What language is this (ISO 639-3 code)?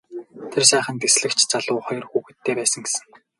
mon